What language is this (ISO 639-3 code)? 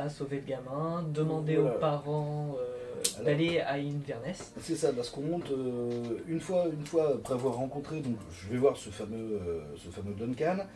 fra